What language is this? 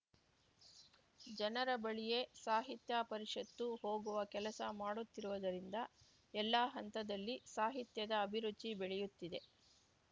Kannada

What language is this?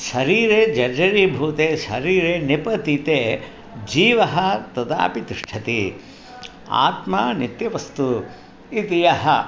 Sanskrit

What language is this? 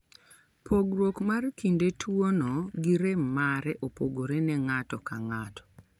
Luo (Kenya and Tanzania)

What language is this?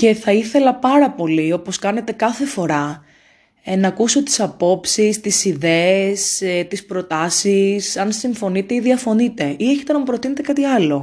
Greek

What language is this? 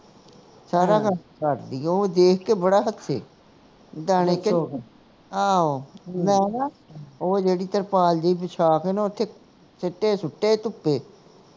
Punjabi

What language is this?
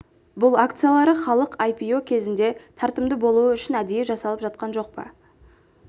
Kazakh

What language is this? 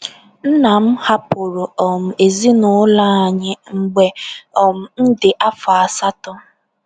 Igbo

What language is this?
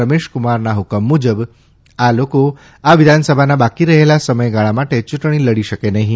Gujarati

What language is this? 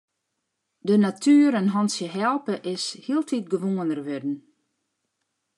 Western Frisian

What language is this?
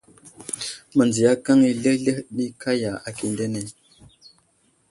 Wuzlam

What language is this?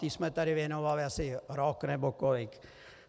Czech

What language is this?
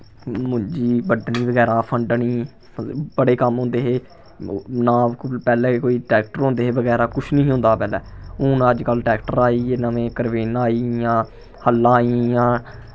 Dogri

